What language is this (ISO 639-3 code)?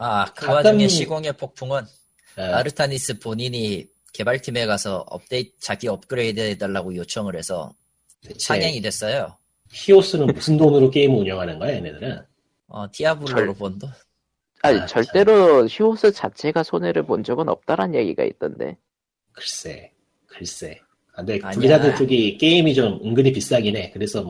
kor